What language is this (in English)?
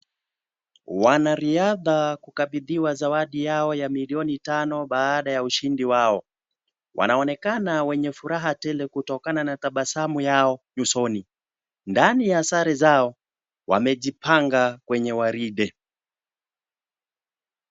Swahili